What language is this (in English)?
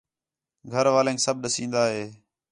Khetrani